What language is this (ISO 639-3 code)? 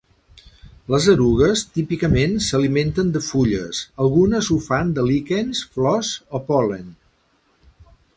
cat